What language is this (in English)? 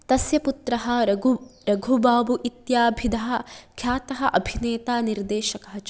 Sanskrit